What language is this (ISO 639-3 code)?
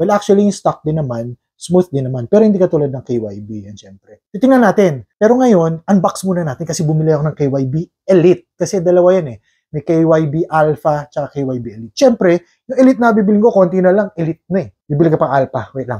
fil